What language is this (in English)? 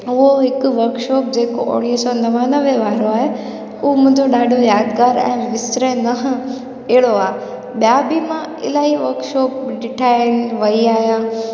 Sindhi